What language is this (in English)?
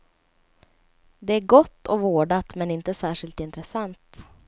Swedish